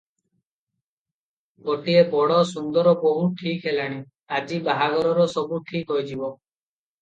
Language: Odia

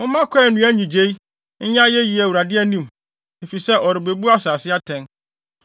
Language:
Akan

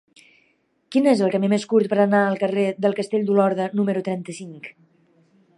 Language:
Catalan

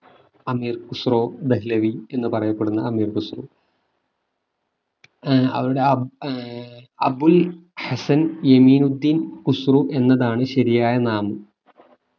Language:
Malayalam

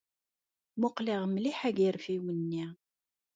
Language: Kabyle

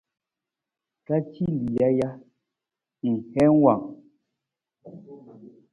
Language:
Nawdm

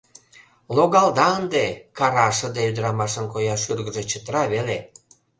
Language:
Mari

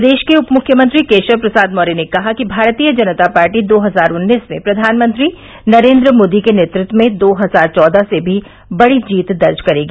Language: Hindi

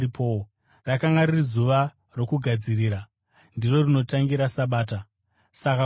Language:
Shona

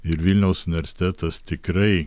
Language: Lithuanian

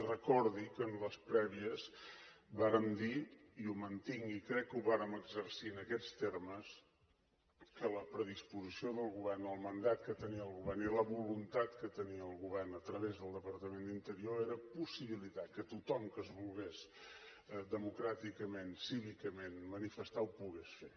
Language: Catalan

